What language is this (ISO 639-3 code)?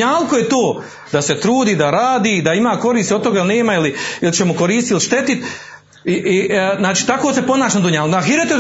hrv